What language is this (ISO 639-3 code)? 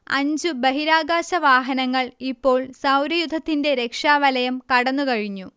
mal